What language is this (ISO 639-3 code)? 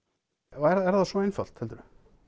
isl